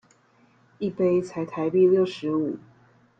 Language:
Chinese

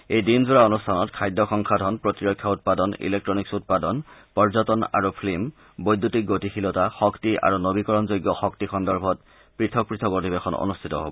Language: Assamese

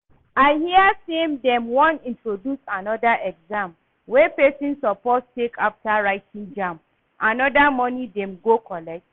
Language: Nigerian Pidgin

